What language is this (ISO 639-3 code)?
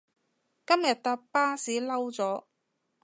yue